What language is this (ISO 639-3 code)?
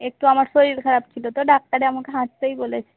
ben